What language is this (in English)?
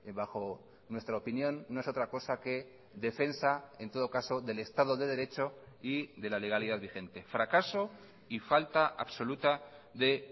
Spanish